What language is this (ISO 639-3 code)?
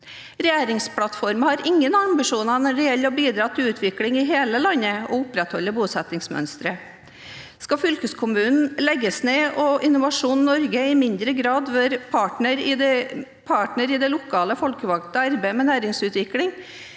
nor